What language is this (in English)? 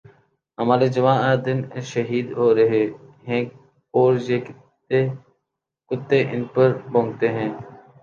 Urdu